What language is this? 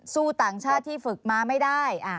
Thai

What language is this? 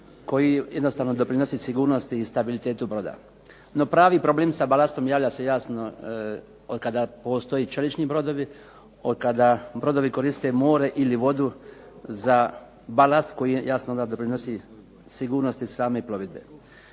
Croatian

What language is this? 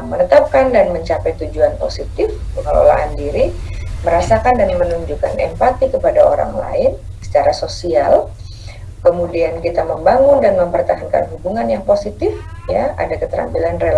Indonesian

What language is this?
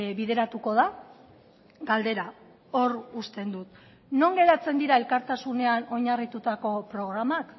Basque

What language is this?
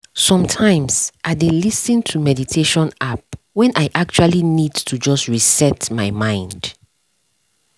Nigerian Pidgin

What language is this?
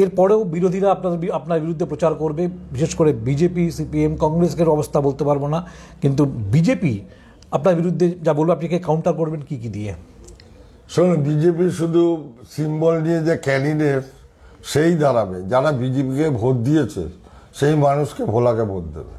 Bangla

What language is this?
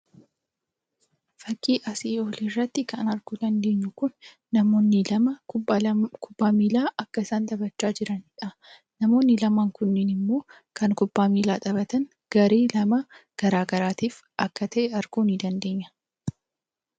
Oromo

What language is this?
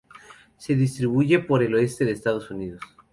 Spanish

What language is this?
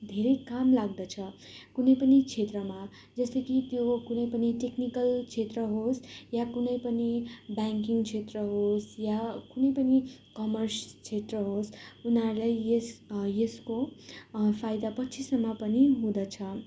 Nepali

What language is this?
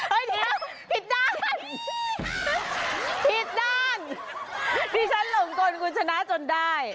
Thai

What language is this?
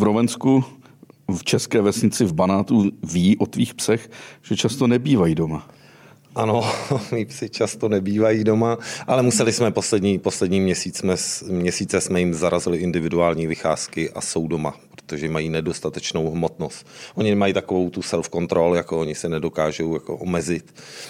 Czech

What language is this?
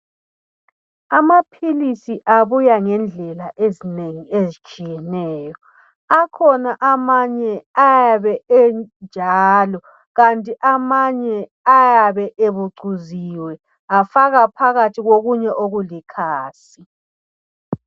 North Ndebele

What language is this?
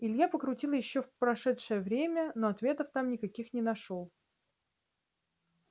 Russian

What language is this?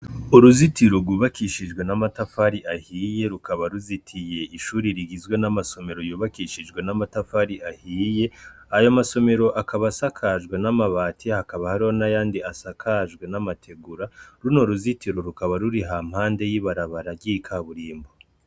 Rundi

